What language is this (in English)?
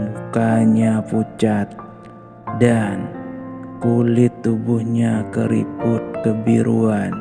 Indonesian